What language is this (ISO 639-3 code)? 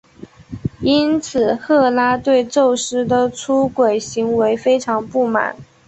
zho